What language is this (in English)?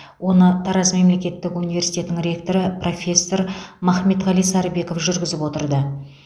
Kazakh